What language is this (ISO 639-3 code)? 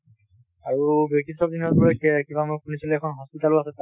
asm